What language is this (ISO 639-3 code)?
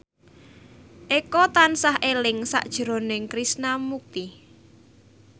jav